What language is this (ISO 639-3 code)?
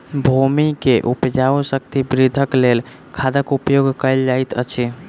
mai